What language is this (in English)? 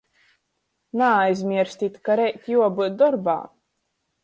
Latgalian